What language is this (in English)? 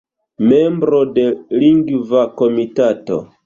Esperanto